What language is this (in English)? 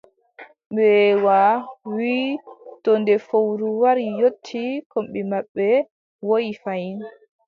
Adamawa Fulfulde